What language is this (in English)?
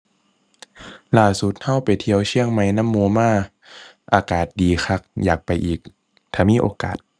Thai